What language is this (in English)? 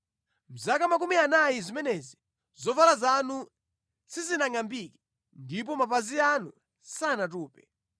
Nyanja